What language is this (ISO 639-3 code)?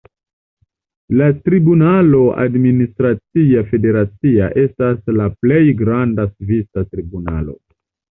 epo